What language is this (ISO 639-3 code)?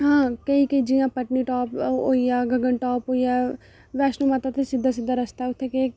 doi